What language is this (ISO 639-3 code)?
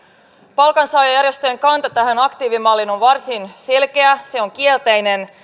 fin